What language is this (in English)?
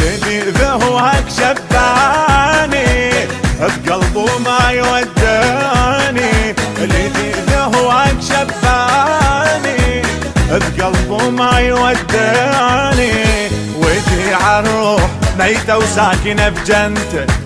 Arabic